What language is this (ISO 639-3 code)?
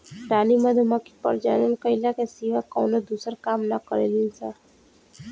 bho